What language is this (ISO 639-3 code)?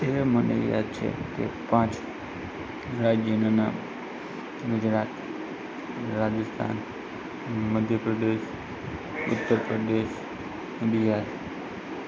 guj